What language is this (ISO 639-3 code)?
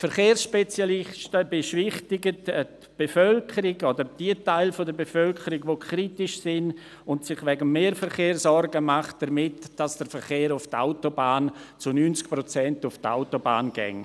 gsw